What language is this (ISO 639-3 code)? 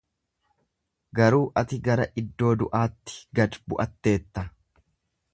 orm